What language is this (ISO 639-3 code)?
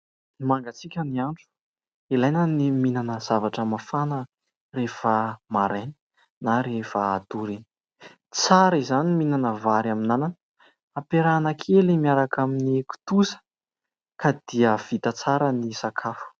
mlg